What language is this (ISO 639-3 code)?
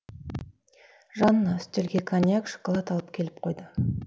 kaz